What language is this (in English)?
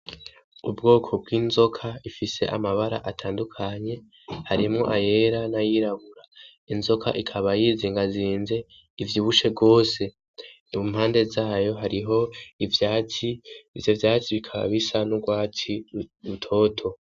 Rundi